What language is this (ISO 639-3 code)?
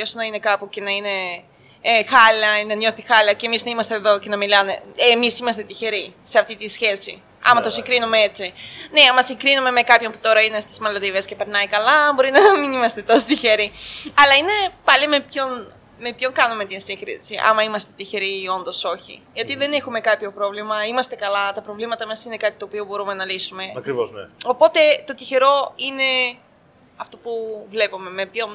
ell